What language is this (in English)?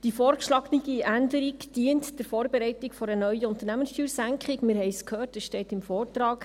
Swiss German